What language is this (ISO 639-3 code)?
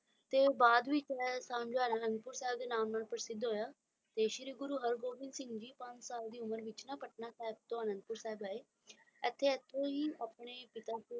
pan